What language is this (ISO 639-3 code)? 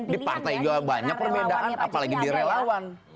ind